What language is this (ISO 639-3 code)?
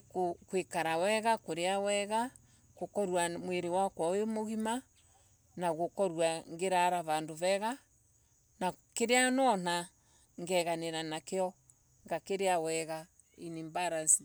ebu